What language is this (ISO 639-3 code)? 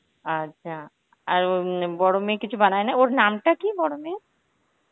ben